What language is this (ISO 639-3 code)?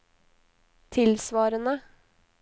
nor